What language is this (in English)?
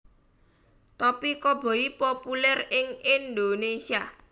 Javanese